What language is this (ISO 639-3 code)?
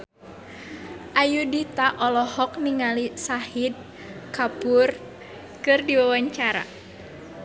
sun